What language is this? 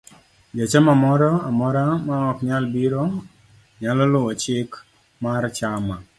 Luo (Kenya and Tanzania)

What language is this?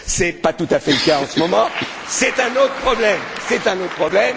French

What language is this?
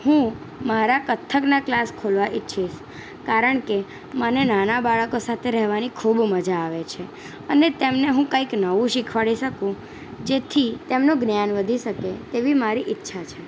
Gujarati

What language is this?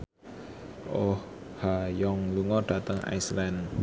Javanese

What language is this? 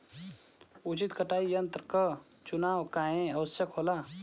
Bhojpuri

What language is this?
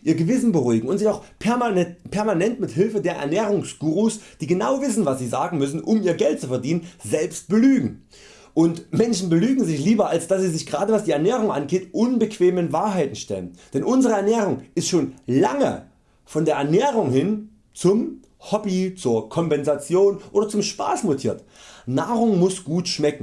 German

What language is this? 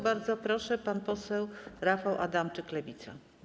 Polish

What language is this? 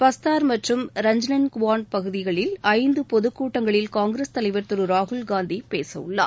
Tamil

